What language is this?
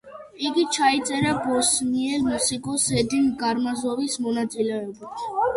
Georgian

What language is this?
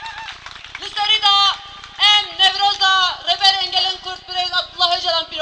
Greek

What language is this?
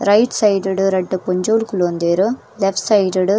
Tulu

